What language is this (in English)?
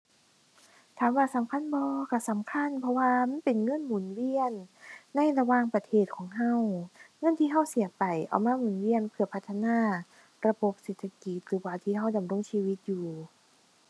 Thai